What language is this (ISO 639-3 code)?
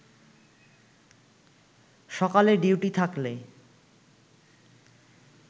ben